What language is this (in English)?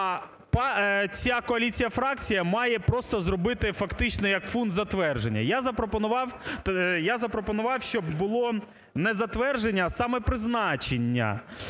Ukrainian